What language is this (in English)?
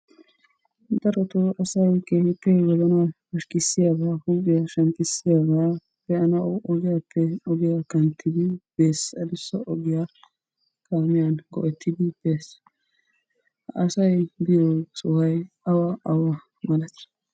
Wolaytta